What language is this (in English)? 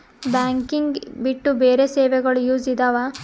Kannada